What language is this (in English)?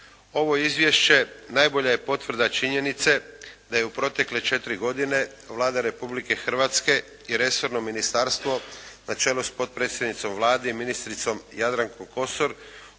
Croatian